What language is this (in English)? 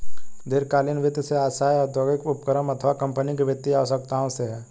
Hindi